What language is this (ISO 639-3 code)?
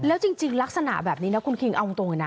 tha